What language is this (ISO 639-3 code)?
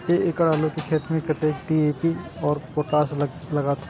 mai